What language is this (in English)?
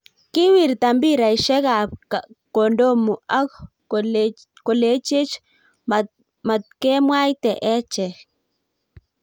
Kalenjin